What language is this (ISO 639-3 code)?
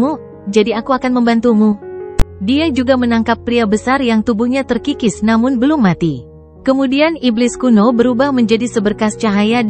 ind